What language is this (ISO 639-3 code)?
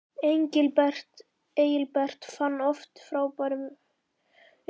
isl